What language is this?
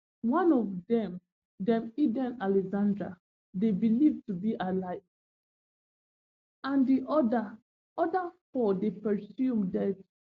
Nigerian Pidgin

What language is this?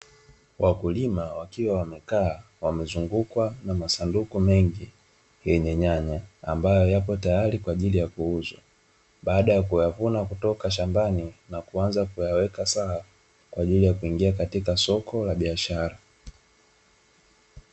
Swahili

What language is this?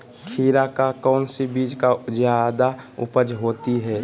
Magahi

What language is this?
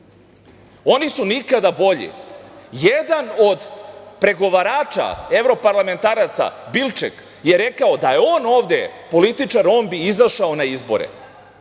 Serbian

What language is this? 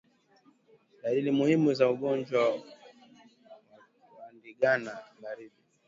Swahili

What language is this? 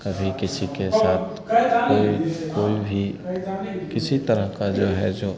Hindi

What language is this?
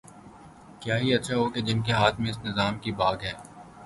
Urdu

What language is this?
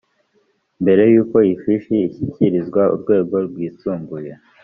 Kinyarwanda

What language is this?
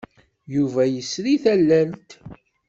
Kabyle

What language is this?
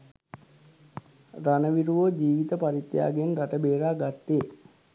Sinhala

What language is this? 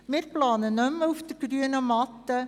Swiss German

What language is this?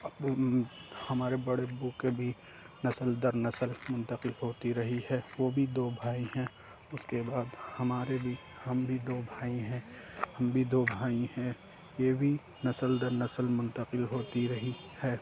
Urdu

